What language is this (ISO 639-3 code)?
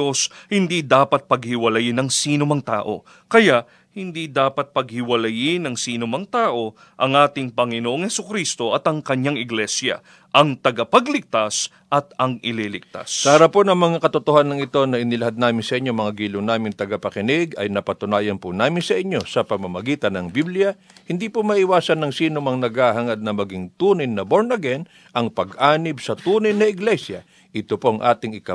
fil